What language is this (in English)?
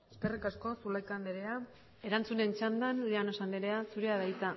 Basque